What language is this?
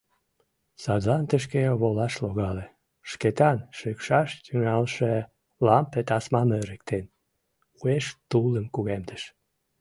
Mari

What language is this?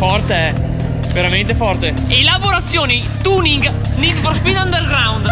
Italian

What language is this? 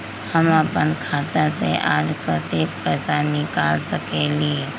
Magahi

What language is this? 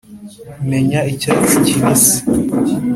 Kinyarwanda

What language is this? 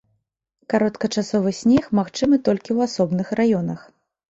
Belarusian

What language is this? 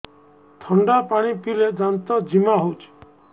Odia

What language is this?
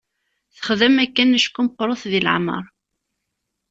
Kabyle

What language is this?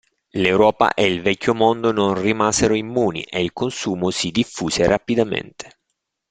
Italian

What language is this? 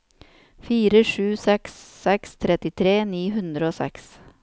Norwegian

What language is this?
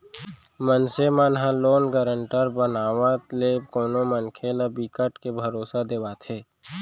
Chhattisgarhi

